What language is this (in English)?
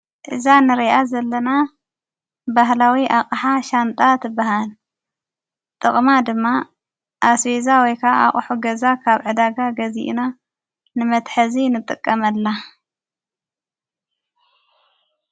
Tigrinya